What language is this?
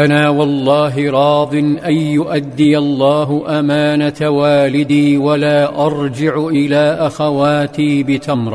Arabic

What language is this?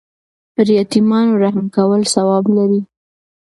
Pashto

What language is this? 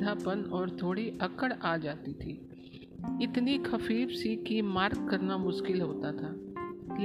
Hindi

